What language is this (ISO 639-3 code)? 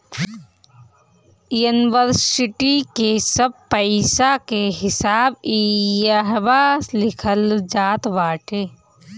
bho